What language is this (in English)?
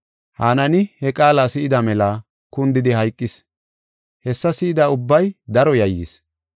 Gofa